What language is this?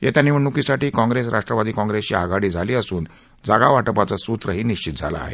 Marathi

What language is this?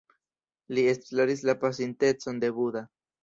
Esperanto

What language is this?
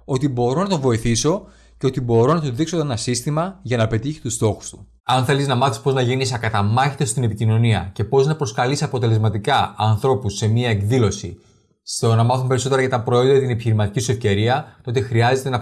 Greek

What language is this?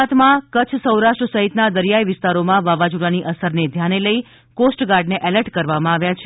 Gujarati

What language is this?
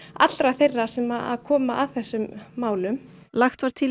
Icelandic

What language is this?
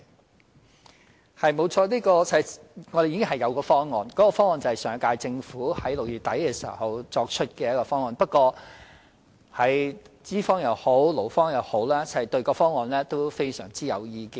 Cantonese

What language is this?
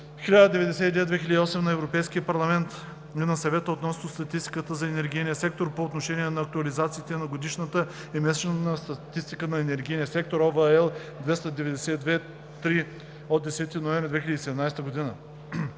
Bulgarian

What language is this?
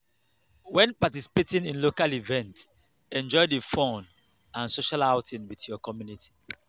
Nigerian Pidgin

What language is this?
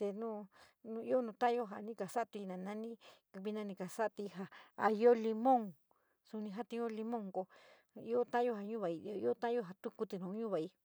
San Miguel El Grande Mixtec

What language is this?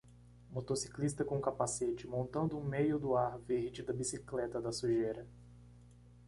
Portuguese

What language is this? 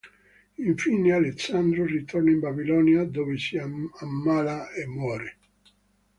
Italian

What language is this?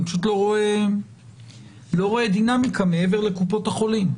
Hebrew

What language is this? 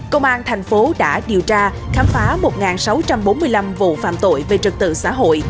Vietnamese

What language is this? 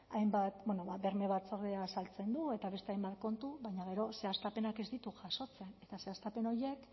Basque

